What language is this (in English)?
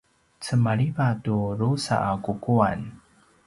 Paiwan